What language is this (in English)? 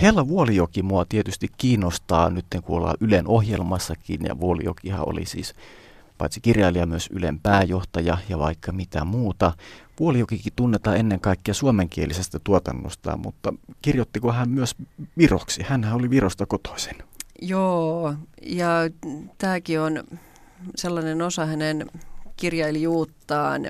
Finnish